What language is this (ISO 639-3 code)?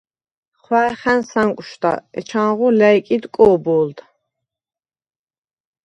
sva